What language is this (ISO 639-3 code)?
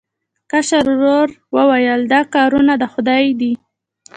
pus